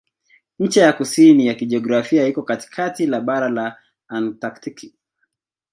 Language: Swahili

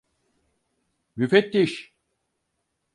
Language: Turkish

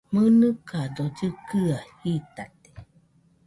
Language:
Nüpode Huitoto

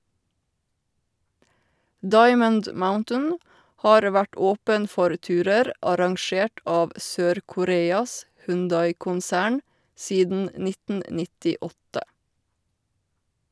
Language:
Norwegian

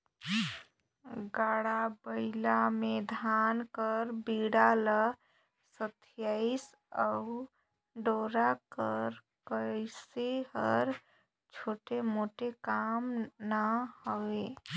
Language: Chhattisgarhi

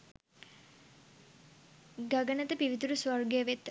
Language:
Sinhala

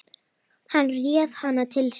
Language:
Icelandic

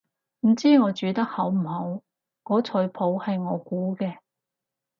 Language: Cantonese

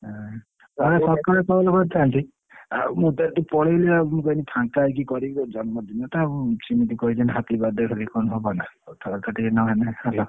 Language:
Odia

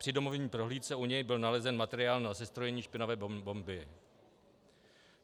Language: Czech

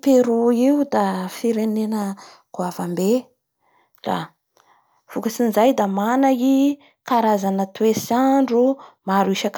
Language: Bara Malagasy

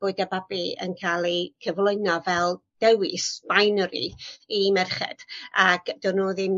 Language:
Welsh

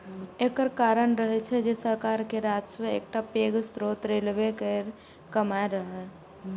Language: Maithili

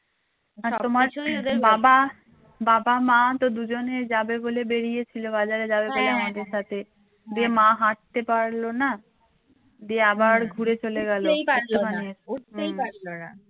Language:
Bangla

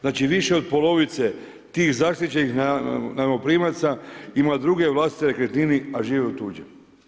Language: Croatian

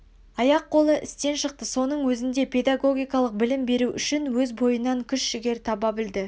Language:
Kazakh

